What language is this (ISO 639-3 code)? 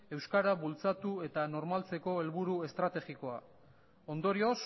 eus